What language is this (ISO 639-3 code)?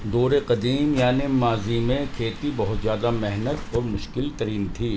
urd